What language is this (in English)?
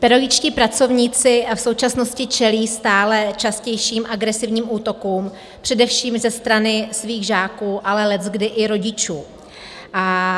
Czech